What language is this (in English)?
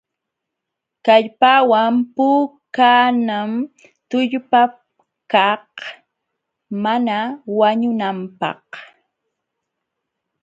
Jauja Wanca Quechua